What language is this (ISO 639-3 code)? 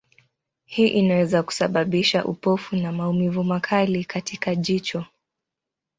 swa